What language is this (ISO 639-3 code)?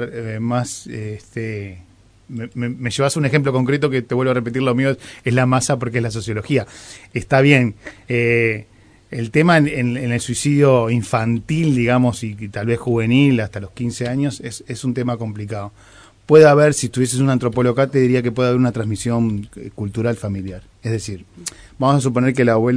spa